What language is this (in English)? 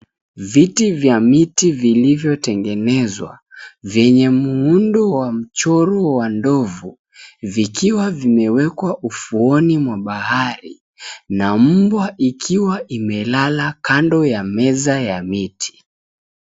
Swahili